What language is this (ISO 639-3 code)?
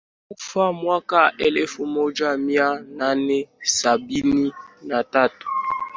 swa